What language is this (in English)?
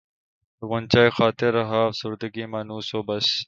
Urdu